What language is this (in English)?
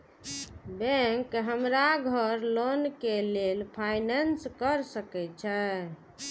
Maithili